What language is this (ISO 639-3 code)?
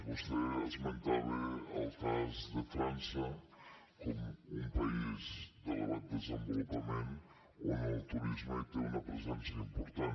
cat